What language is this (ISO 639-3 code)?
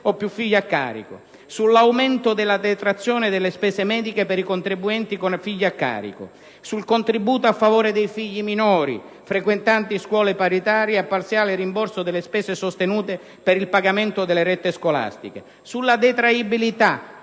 ita